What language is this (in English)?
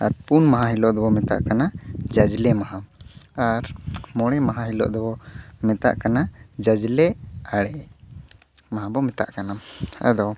Santali